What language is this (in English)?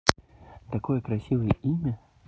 Russian